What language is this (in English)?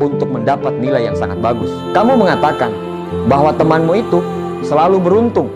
Indonesian